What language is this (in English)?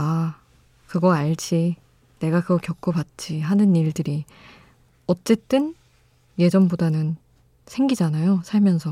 Korean